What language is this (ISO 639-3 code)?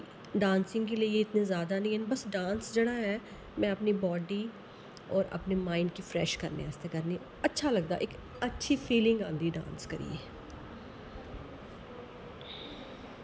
doi